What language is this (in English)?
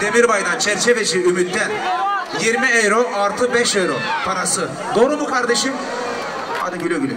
Turkish